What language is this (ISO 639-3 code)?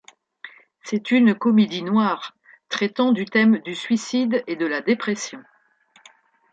fra